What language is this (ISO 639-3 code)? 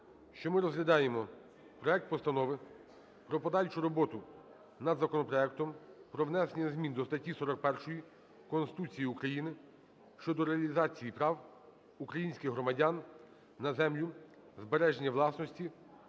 ukr